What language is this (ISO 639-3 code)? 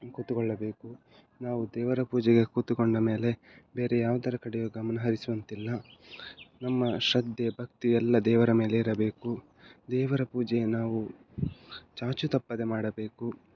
kan